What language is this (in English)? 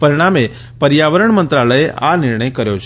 Gujarati